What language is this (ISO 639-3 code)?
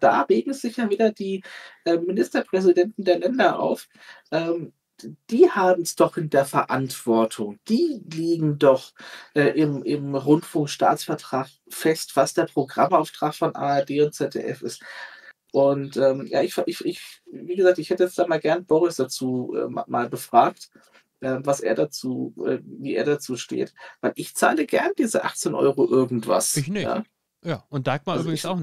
deu